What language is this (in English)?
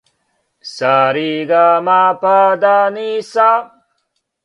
Serbian